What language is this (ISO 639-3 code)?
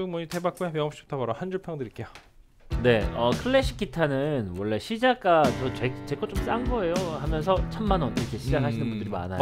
kor